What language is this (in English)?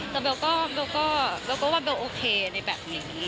Thai